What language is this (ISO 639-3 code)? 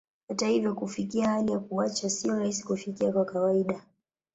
swa